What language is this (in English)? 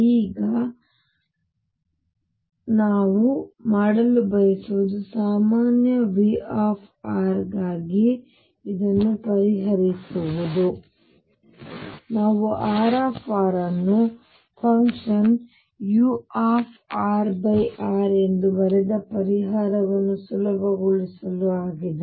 Kannada